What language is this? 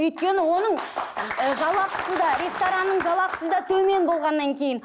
Kazakh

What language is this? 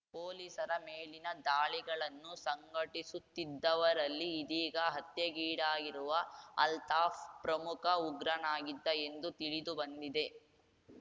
Kannada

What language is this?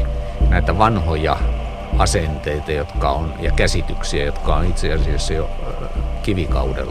Finnish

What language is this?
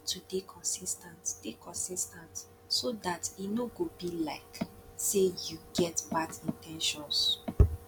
Nigerian Pidgin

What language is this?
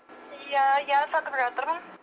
Kazakh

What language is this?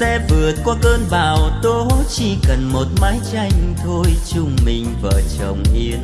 Vietnamese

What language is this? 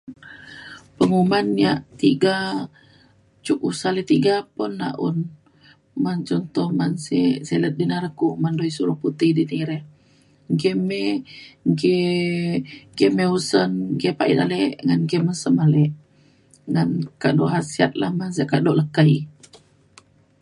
Mainstream Kenyah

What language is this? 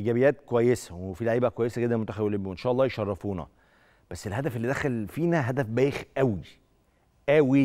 Arabic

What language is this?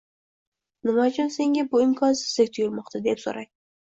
Uzbek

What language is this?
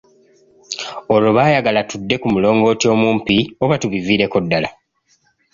Ganda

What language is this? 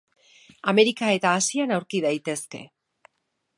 Basque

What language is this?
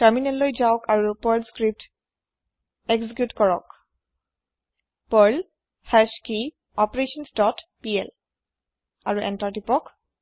Assamese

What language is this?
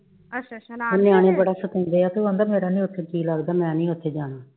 Punjabi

